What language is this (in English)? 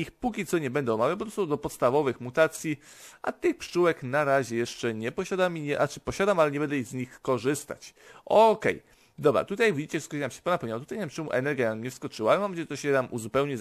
Polish